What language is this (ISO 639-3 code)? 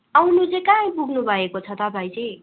nep